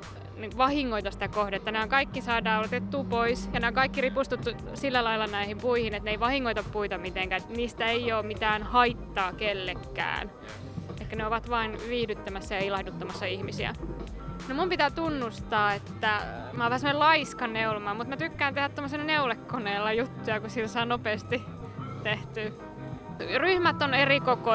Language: Finnish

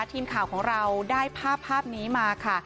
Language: Thai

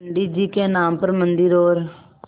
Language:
Hindi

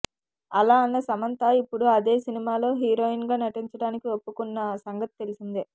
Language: Telugu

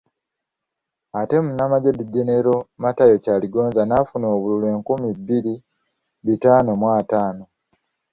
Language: Ganda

